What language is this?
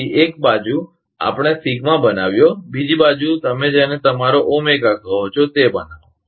Gujarati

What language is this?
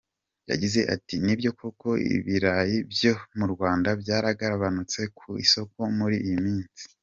Kinyarwanda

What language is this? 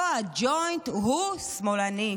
Hebrew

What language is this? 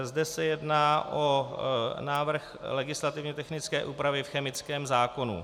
Czech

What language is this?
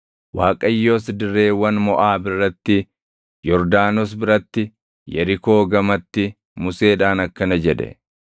Oromo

